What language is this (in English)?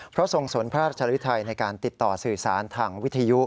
Thai